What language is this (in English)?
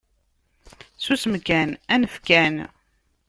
Kabyle